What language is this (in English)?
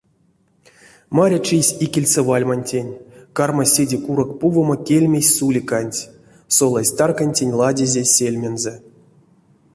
Erzya